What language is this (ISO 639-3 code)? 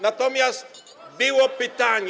pol